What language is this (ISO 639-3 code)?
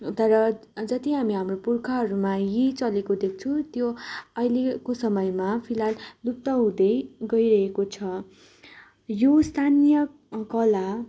nep